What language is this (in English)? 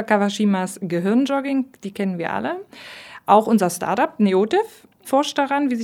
German